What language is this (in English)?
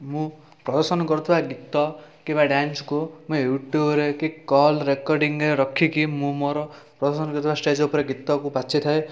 Odia